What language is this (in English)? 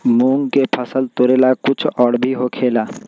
Magahi